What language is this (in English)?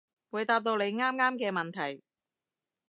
Cantonese